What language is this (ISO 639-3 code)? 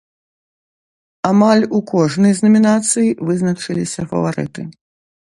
bel